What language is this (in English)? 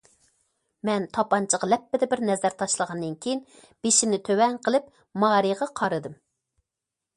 Uyghur